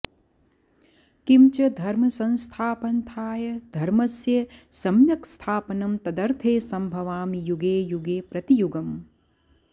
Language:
Sanskrit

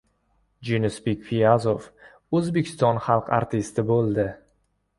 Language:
Uzbek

